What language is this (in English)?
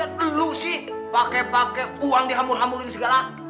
Indonesian